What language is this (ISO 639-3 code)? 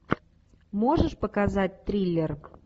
rus